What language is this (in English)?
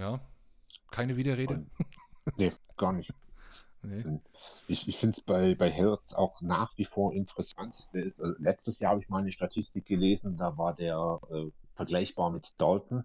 German